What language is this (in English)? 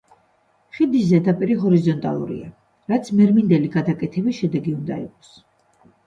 Georgian